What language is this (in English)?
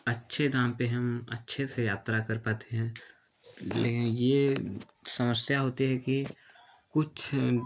Hindi